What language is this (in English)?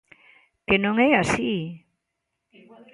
Galician